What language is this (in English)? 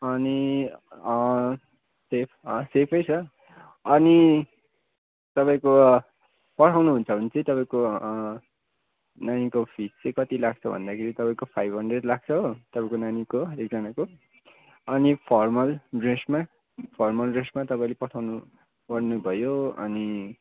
Nepali